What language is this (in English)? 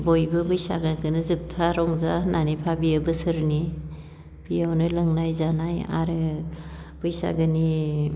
Bodo